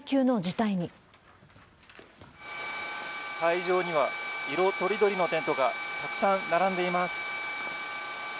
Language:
Japanese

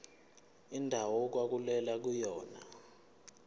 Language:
Zulu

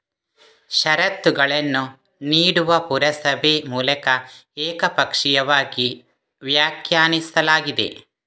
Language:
Kannada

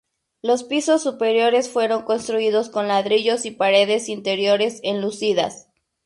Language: Spanish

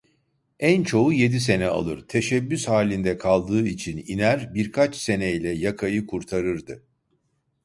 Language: Turkish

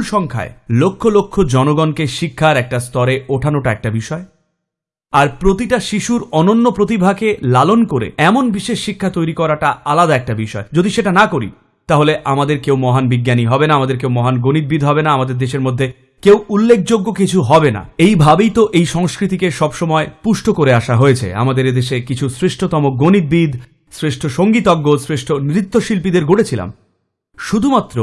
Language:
English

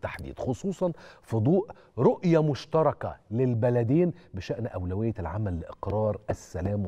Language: Arabic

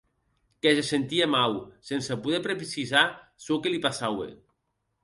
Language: Occitan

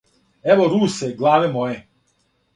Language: Serbian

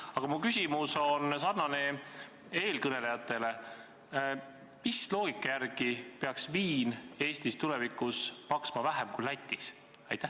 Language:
Estonian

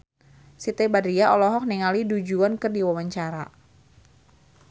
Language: Sundanese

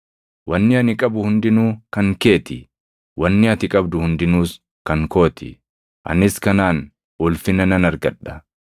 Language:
Oromo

